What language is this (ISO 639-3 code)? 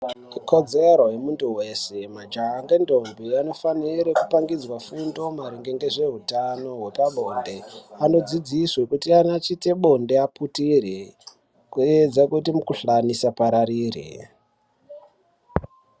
ndc